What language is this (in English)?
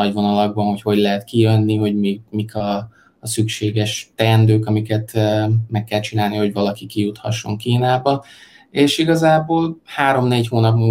Hungarian